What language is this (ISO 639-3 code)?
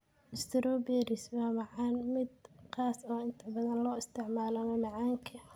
som